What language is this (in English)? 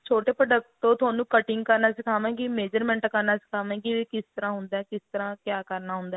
Punjabi